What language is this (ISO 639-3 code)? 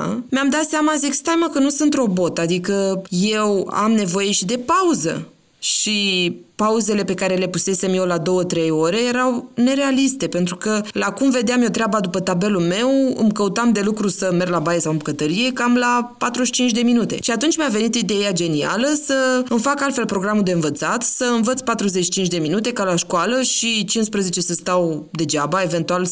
ron